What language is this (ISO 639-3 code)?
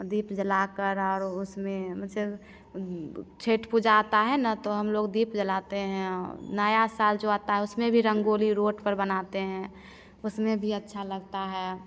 hin